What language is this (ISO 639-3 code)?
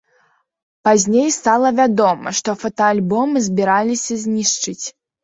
bel